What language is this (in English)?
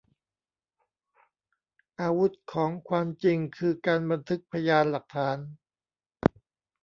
Thai